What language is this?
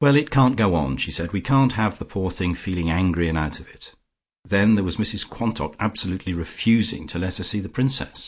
English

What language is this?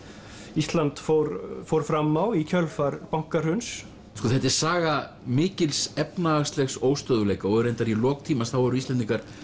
Icelandic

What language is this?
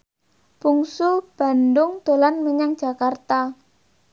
Javanese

